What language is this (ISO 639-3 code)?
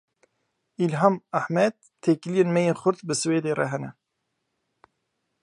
kur